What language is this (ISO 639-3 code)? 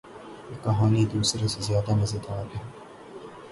urd